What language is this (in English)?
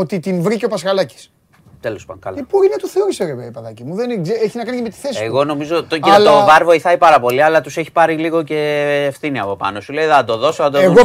Greek